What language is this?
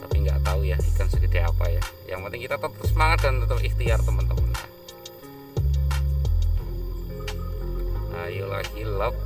Indonesian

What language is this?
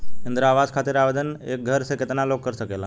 Bhojpuri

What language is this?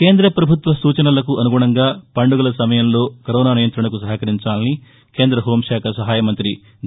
Telugu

